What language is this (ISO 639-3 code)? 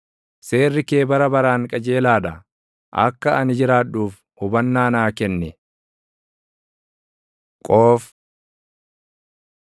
orm